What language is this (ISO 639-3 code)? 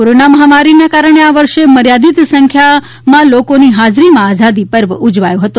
guj